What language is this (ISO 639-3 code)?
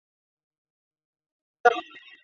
zho